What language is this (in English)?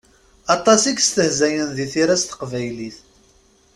Kabyle